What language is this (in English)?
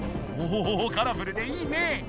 Japanese